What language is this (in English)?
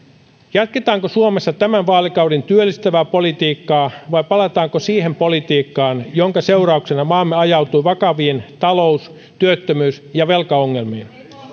Finnish